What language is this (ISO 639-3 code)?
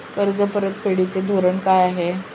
mar